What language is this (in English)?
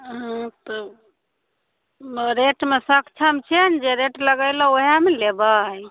Maithili